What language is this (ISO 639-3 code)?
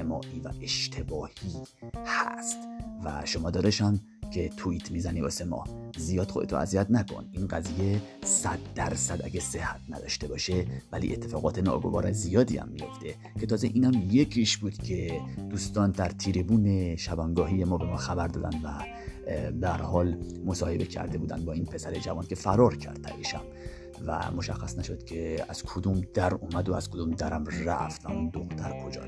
fas